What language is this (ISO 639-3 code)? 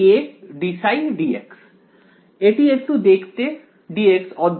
ben